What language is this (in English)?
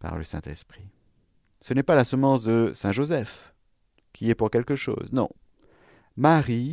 French